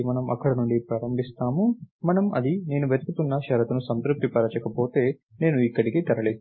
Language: Telugu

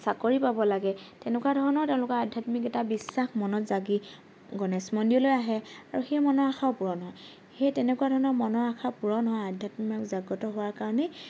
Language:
Assamese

